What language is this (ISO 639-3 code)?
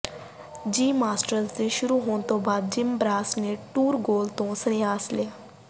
pan